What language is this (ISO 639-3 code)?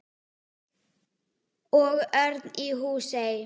isl